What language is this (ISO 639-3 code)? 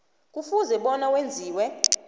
nbl